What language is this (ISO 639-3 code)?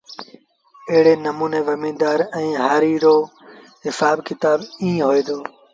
sbn